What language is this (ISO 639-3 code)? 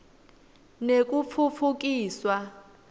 ssw